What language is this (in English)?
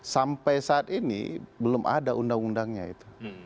Indonesian